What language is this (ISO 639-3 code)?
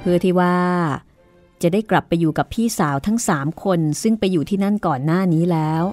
tha